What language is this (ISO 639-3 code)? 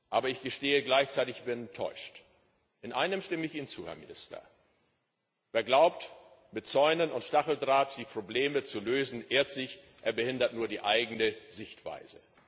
deu